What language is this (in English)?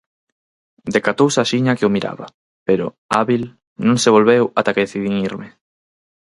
Galician